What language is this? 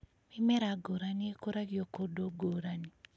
Kikuyu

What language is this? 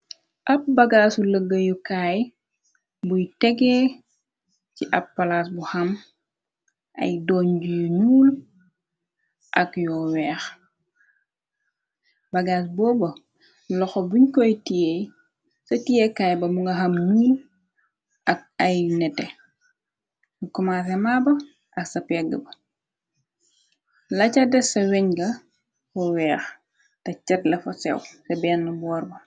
Wolof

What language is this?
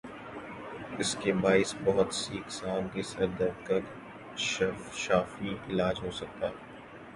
Urdu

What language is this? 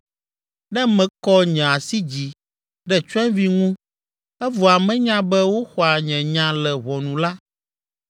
Ewe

